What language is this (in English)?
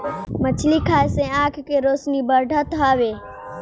Bhojpuri